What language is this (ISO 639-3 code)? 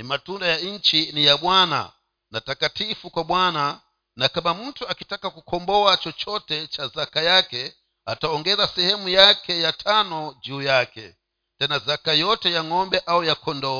swa